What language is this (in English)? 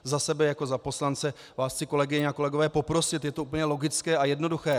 Czech